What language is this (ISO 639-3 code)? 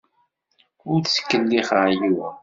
kab